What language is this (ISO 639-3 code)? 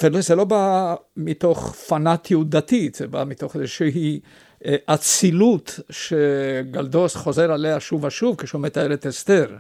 heb